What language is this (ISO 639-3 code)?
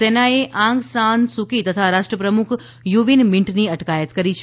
guj